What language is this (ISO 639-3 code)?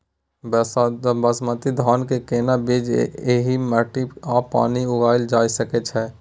mai